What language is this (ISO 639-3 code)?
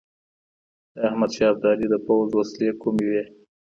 pus